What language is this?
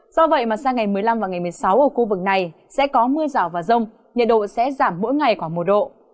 Vietnamese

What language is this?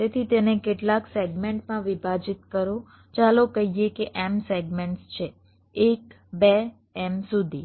Gujarati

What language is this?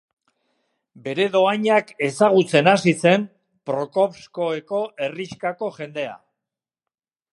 Basque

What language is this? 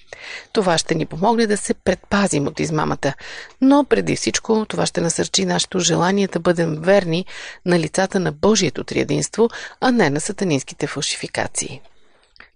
Bulgarian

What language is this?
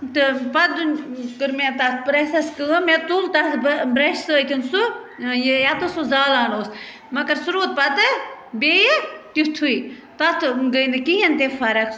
Kashmiri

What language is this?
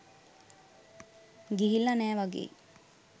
Sinhala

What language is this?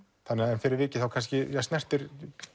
Icelandic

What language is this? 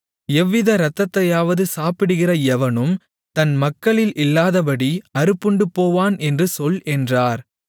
Tamil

